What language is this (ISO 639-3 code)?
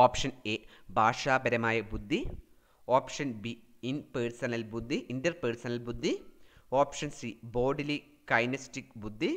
mal